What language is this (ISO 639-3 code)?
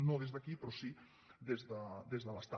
cat